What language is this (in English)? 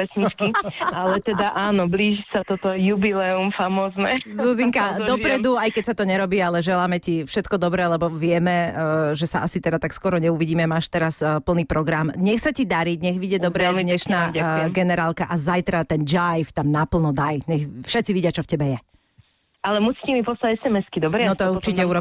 Slovak